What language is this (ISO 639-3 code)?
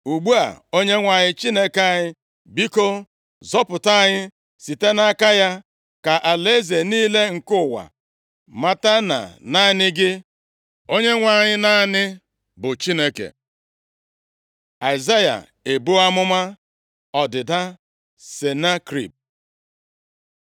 ibo